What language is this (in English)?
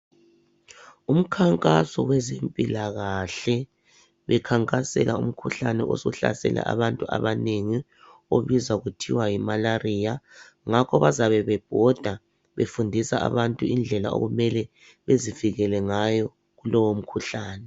North Ndebele